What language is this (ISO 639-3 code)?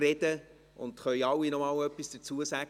gsw